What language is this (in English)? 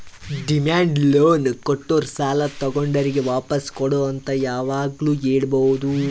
Kannada